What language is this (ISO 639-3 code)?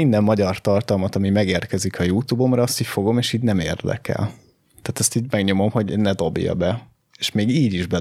hun